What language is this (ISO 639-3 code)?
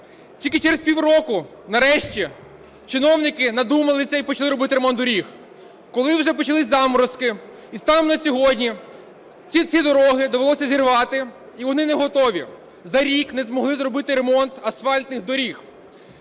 ukr